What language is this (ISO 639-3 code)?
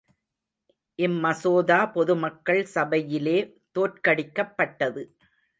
tam